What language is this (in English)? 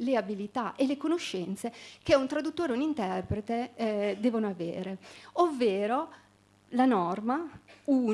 Italian